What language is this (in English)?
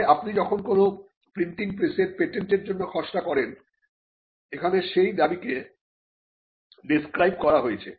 Bangla